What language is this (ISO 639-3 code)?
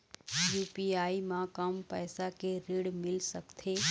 hne